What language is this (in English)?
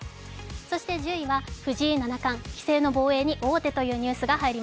Japanese